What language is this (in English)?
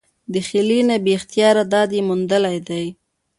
Pashto